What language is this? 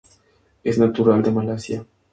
Spanish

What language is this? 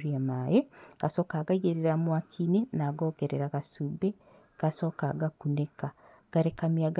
Kikuyu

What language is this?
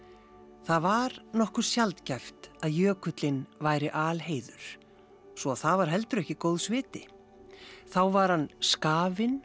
Icelandic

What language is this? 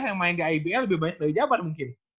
Indonesian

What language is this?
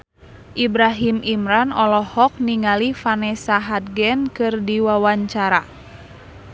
Sundanese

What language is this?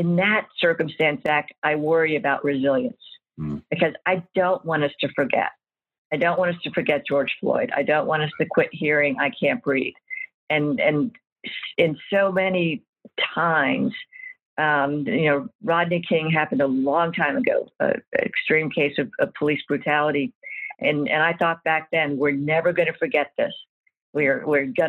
English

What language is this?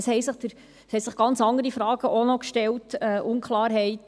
Swiss German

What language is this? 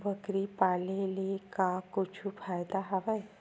Chhattisgarhi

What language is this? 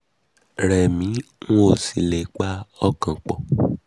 Yoruba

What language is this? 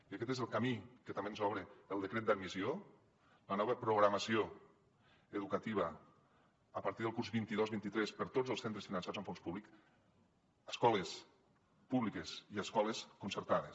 Catalan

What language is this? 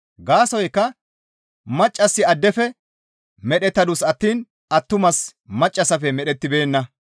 Gamo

